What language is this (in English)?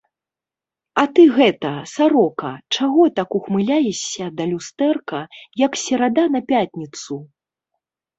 Belarusian